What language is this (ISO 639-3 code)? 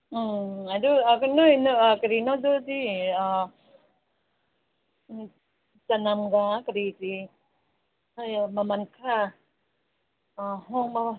mni